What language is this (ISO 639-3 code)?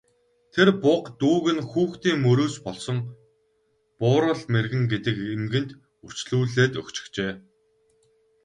mon